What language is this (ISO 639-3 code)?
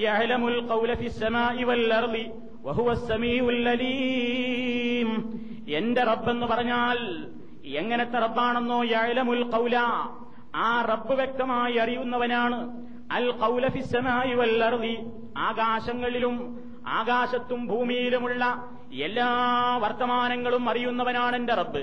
mal